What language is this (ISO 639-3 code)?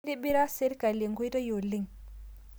mas